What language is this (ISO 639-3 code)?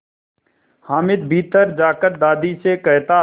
hin